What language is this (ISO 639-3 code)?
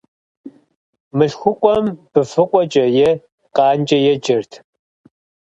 kbd